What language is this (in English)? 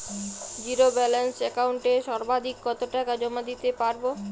Bangla